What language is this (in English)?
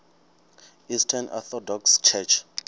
Venda